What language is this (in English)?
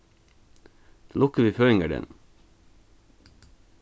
Faroese